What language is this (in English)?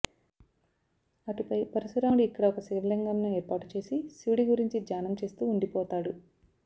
Telugu